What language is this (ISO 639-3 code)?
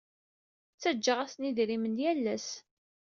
kab